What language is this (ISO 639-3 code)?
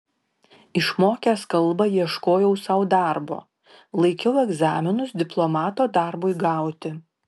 lit